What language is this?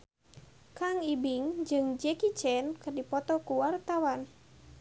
Sundanese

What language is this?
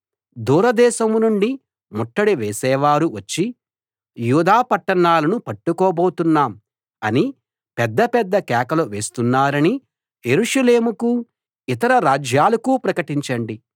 Telugu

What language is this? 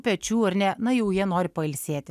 Lithuanian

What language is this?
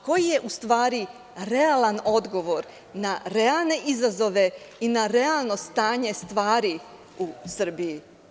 Serbian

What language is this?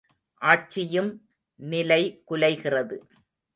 Tamil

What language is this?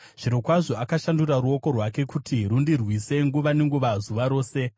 Shona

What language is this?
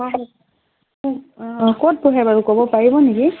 Assamese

